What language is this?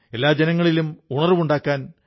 Malayalam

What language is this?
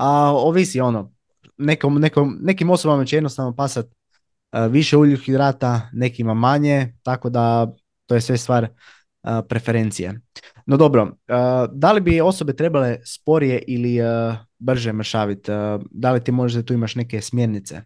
Croatian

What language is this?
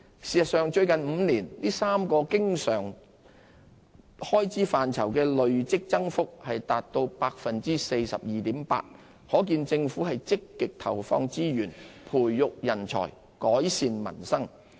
Cantonese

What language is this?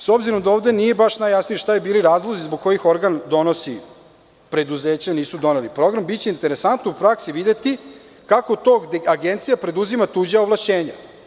Serbian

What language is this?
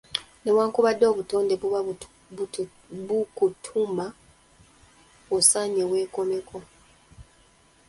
Ganda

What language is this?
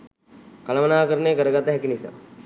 Sinhala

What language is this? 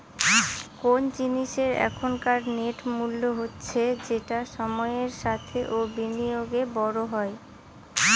Bangla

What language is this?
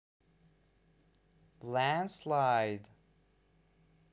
Russian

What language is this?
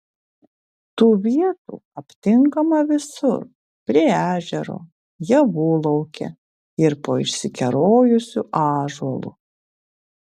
Lithuanian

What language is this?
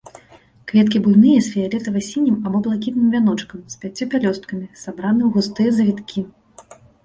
Belarusian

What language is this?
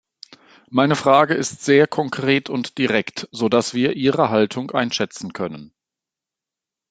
German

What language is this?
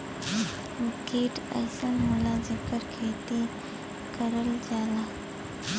Bhojpuri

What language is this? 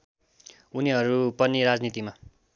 Nepali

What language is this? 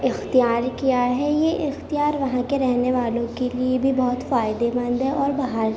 Urdu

